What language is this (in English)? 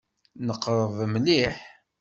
Kabyle